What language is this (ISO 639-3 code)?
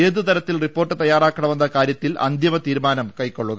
mal